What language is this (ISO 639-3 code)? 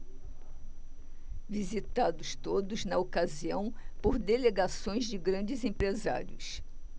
por